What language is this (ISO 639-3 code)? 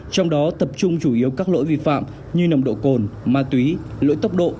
vie